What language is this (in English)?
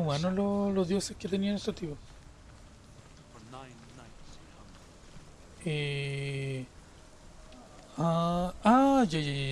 Spanish